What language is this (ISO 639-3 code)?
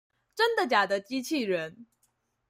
zho